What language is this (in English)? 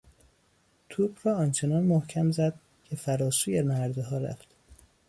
Persian